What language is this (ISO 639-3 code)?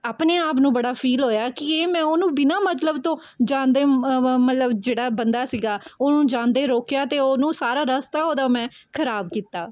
pan